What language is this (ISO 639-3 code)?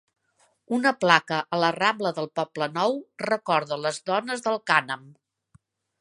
cat